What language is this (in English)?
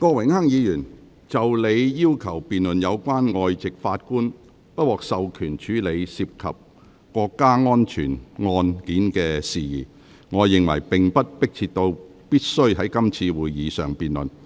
Cantonese